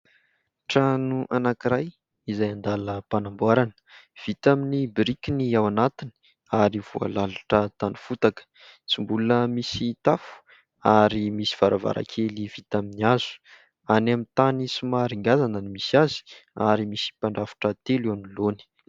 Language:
Malagasy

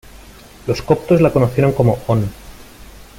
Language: Spanish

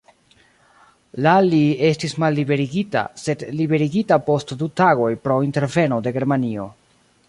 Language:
Esperanto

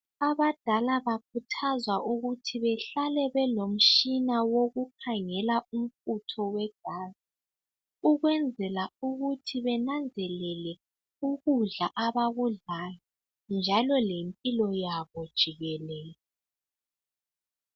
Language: North Ndebele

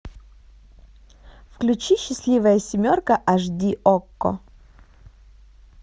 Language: Russian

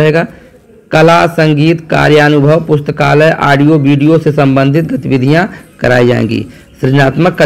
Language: Hindi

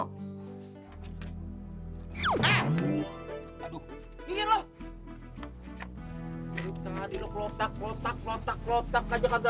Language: Indonesian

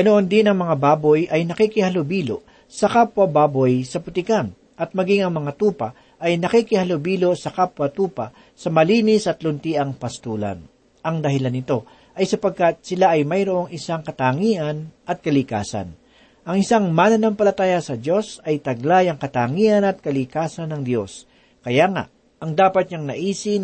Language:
Filipino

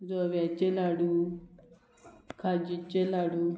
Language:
Konkani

